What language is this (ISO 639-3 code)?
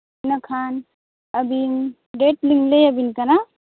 sat